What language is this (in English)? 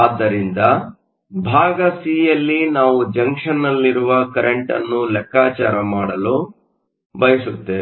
Kannada